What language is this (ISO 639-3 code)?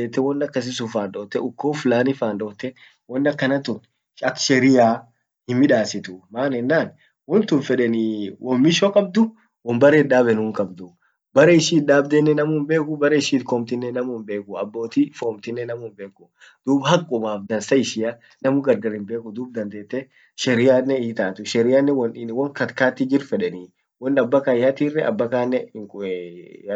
orc